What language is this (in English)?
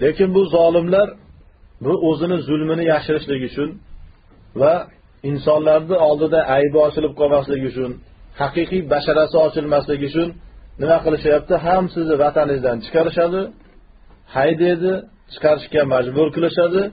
Turkish